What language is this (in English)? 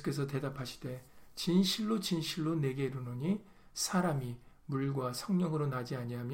Korean